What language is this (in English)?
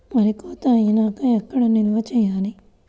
Telugu